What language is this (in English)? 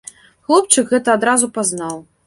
Belarusian